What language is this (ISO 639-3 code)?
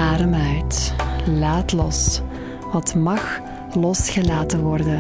nld